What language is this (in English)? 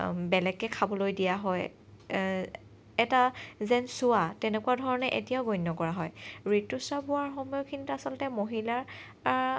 Assamese